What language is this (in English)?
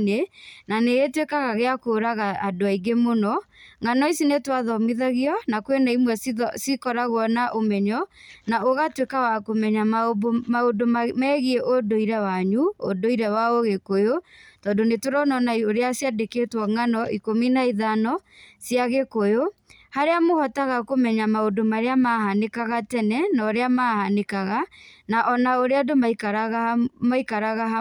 Kikuyu